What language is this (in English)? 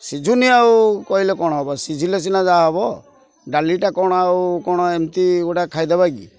Odia